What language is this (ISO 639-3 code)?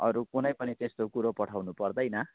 nep